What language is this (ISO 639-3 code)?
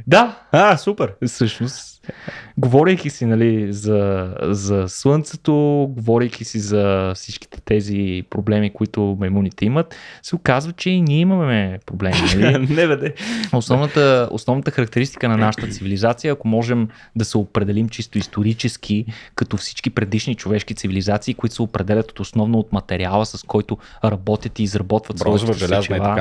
bul